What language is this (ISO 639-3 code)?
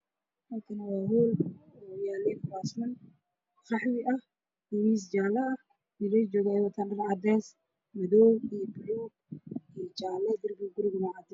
som